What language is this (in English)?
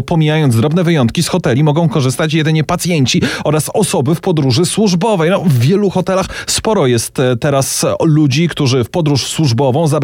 Polish